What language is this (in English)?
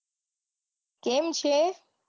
Gujarati